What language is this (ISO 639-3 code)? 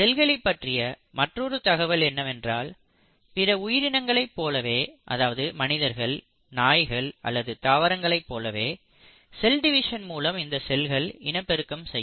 tam